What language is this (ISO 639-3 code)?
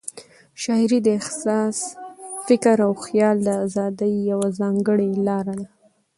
pus